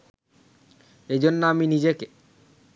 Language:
Bangla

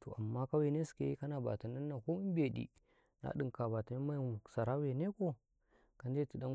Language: Karekare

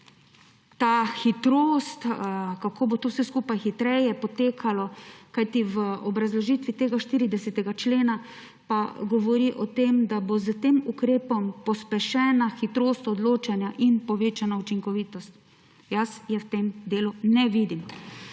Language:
Slovenian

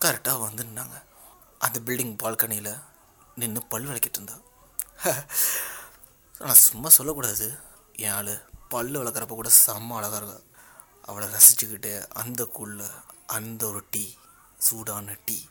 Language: Tamil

